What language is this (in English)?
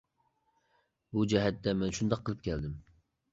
Uyghur